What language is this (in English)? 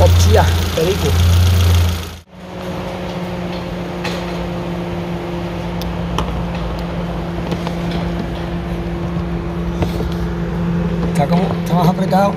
Spanish